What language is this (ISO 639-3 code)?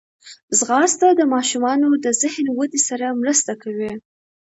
pus